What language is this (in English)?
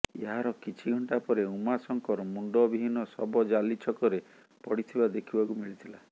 Odia